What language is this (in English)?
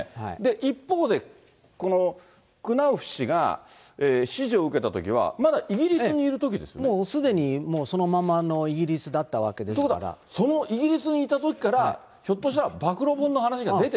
Japanese